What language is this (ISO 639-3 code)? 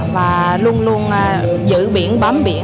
vie